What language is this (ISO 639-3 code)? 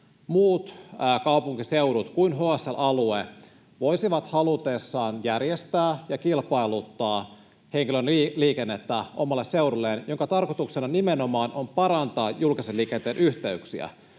fin